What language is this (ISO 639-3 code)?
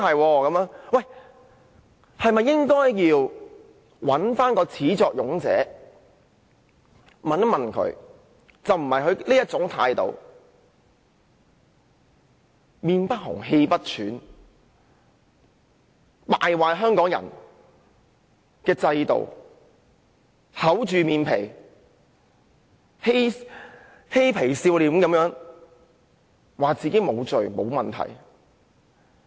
yue